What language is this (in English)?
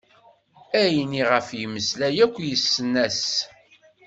Kabyle